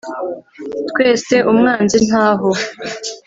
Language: Kinyarwanda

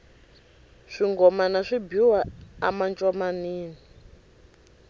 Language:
Tsonga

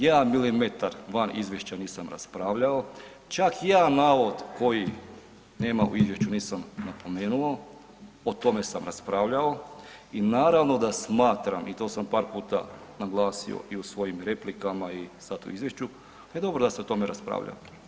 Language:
Croatian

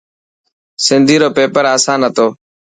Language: Dhatki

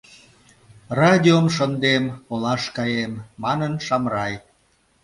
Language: Mari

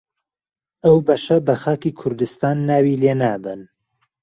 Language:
Central Kurdish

